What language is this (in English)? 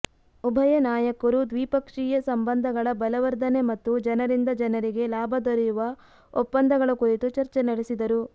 Kannada